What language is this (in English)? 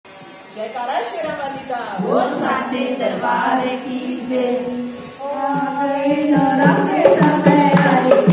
Thai